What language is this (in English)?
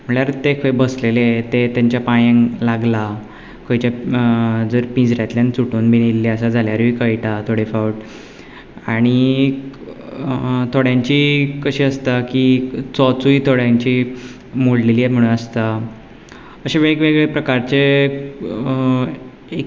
Konkani